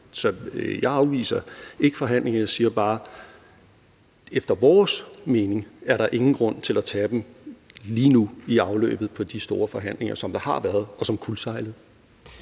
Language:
Danish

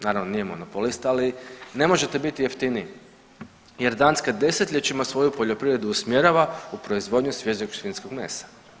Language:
Croatian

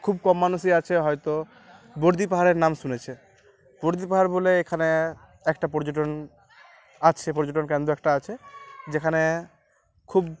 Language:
Bangla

